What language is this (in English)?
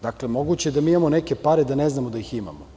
Serbian